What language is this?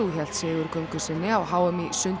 Icelandic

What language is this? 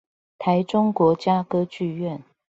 Chinese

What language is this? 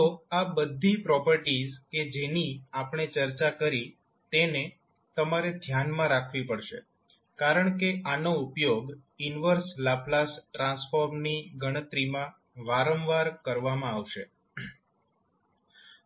Gujarati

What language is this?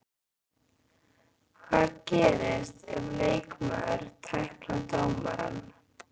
Icelandic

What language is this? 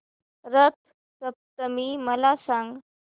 Marathi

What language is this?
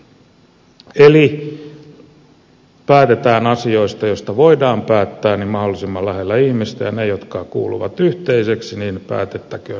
Finnish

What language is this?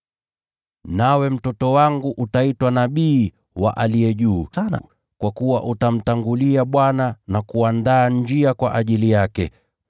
Swahili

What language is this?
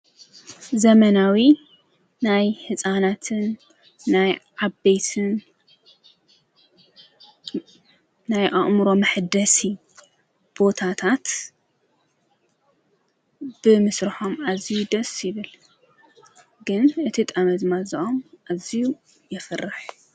Tigrinya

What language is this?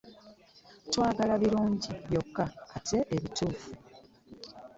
Ganda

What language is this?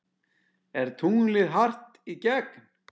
Icelandic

